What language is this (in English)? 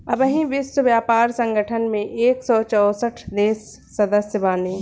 Bhojpuri